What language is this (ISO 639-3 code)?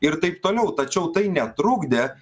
lit